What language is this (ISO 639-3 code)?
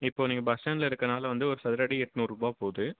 tam